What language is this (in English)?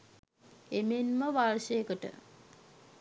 Sinhala